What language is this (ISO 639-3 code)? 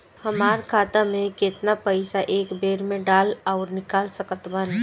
bho